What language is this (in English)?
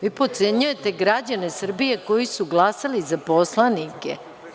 Serbian